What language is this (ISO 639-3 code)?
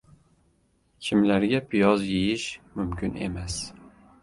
uzb